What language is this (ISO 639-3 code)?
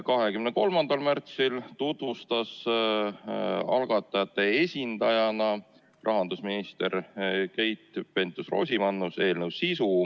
est